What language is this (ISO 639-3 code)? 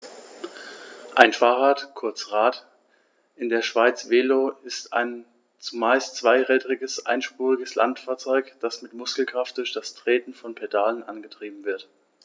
deu